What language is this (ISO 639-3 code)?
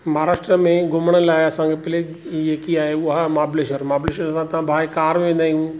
snd